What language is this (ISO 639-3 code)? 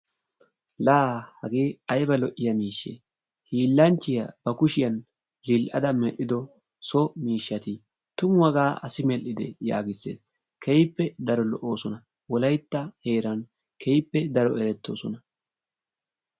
wal